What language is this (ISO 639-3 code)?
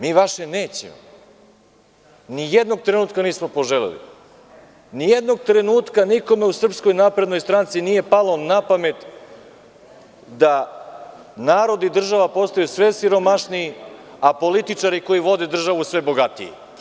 srp